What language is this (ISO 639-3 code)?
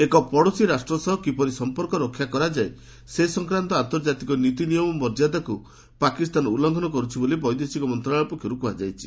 ori